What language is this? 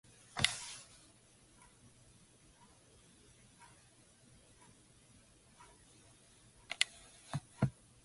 English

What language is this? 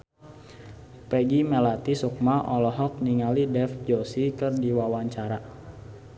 Sundanese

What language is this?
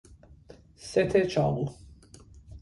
Persian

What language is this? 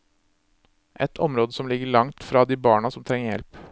Norwegian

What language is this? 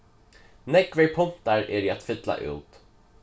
Faroese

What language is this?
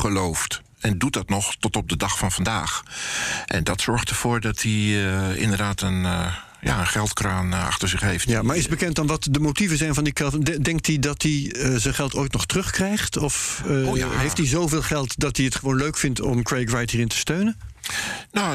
Dutch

